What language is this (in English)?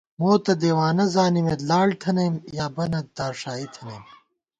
Gawar-Bati